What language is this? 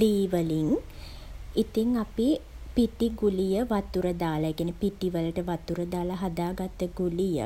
Sinhala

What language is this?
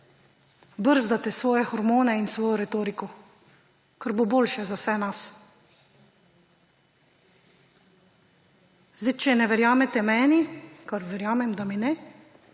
Slovenian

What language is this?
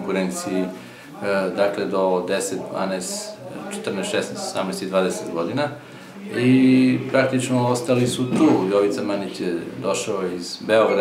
Italian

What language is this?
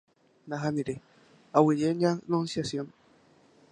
Guarani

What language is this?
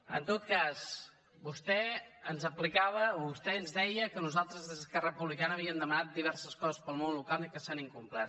Catalan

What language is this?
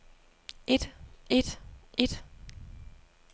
Danish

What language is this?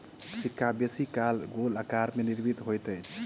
Maithili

